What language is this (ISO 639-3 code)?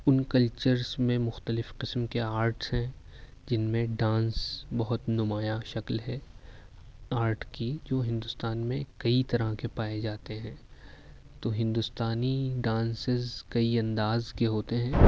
urd